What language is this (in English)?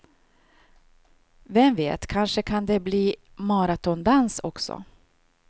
Swedish